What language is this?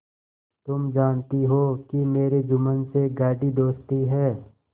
Hindi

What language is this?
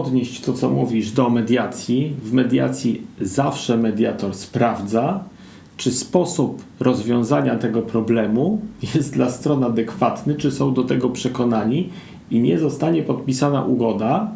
Polish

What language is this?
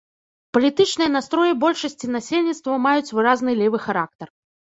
Belarusian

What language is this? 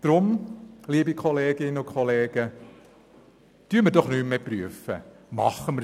Swiss German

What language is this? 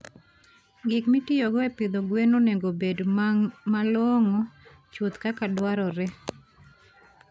Luo (Kenya and Tanzania)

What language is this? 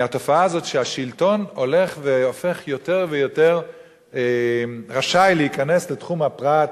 Hebrew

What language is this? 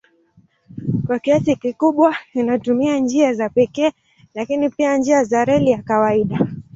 Swahili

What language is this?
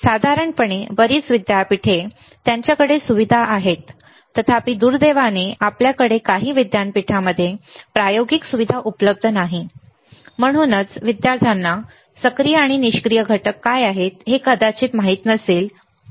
Marathi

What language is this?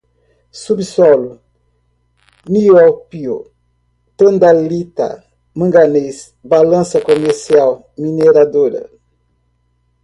Portuguese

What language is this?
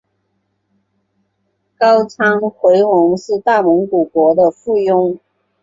Chinese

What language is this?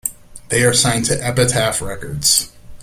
English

